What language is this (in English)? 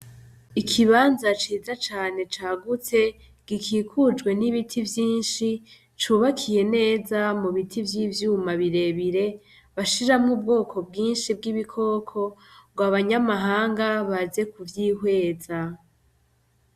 Rundi